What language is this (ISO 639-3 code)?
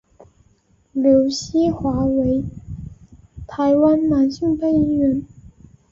zho